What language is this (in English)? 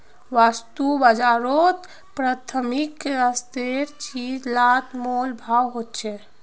Magahi